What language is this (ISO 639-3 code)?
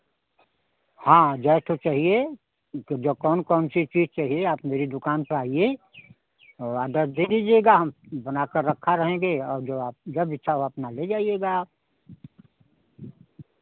hin